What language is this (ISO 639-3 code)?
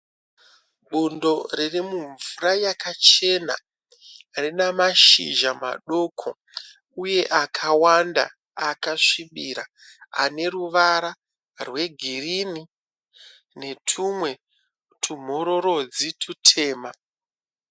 sna